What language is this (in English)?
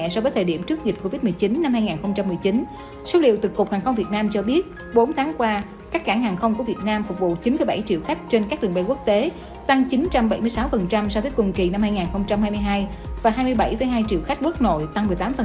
Vietnamese